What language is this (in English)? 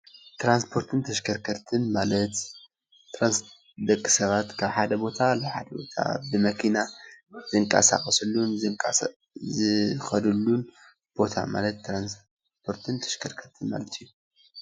Tigrinya